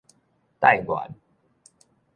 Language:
Min Nan Chinese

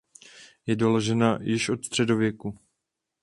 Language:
Czech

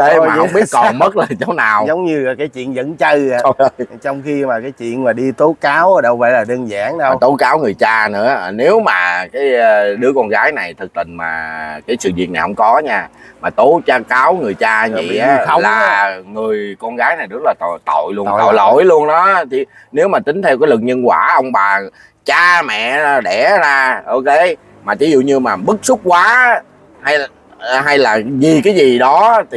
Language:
Vietnamese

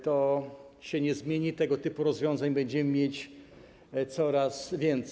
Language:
Polish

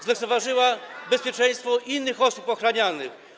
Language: Polish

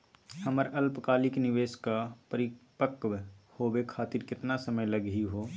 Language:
Magahi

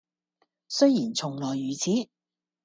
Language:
Cantonese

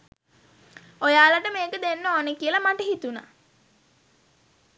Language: Sinhala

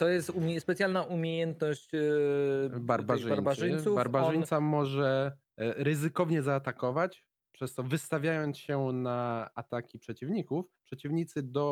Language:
Polish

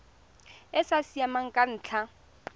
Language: Tswana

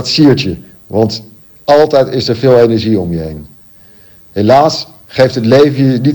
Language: Dutch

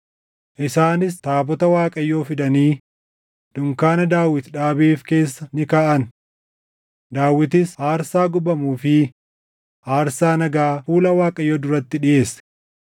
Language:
Oromo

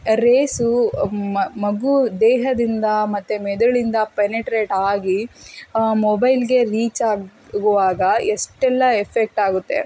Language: Kannada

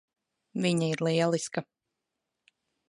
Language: Latvian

